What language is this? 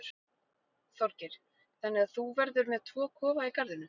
Icelandic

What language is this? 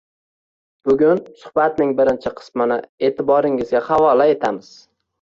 Uzbek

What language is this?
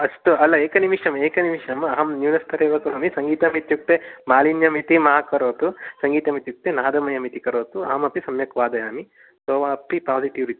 Sanskrit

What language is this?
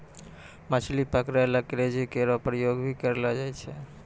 Maithili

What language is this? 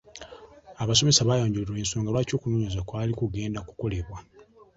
Ganda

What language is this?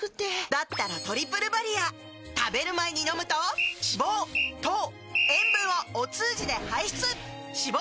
Japanese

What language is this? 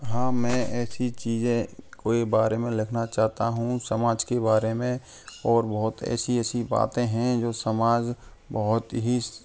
Hindi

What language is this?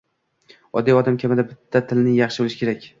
Uzbek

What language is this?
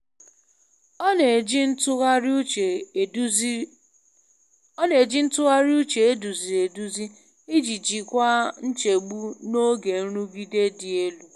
Igbo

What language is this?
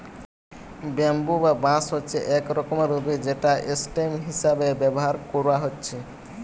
Bangla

